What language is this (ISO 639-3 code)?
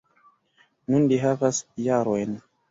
epo